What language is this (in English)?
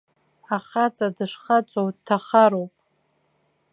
Abkhazian